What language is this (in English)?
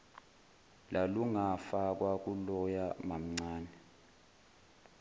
Zulu